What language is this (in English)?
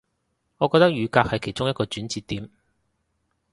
Cantonese